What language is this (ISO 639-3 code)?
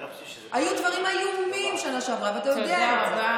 heb